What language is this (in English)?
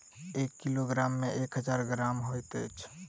Maithili